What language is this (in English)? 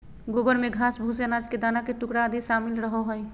Magahi